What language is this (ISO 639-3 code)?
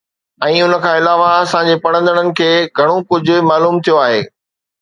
snd